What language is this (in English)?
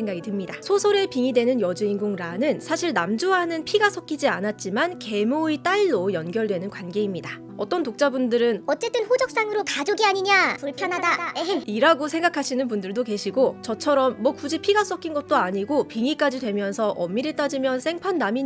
Korean